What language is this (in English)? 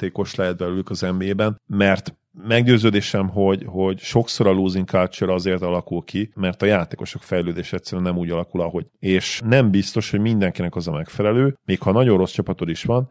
Hungarian